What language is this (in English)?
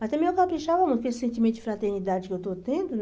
Portuguese